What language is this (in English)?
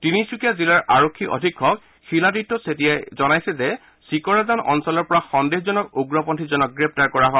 Assamese